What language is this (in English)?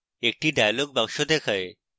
Bangla